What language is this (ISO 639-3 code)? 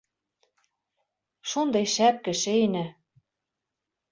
bak